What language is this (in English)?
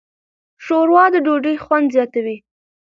Pashto